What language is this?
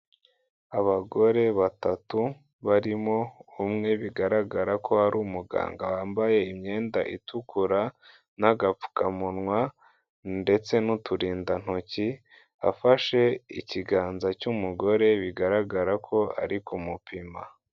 Kinyarwanda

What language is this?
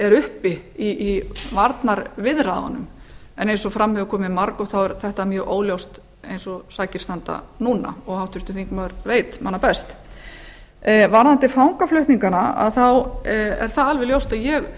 Icelandic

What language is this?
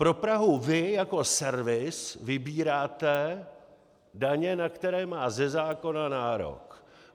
Czech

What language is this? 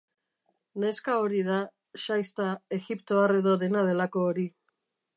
Basque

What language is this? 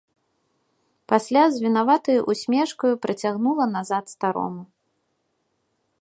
Belarusian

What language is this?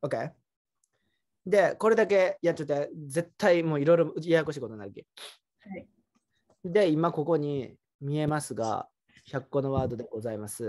Japanese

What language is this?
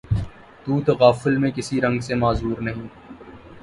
Urdu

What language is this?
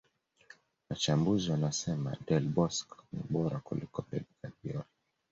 Swahili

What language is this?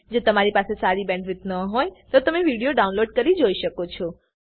Gujarati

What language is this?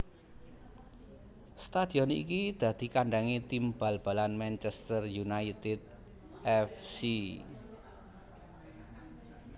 Javanese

